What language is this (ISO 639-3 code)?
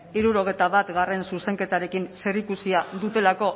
eus